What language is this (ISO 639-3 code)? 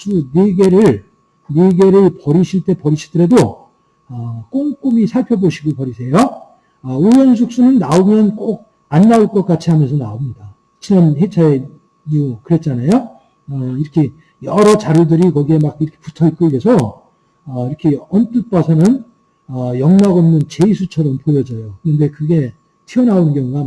kor